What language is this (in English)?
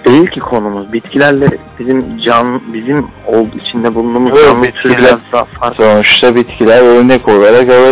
Turkish